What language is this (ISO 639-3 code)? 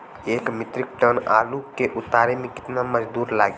bho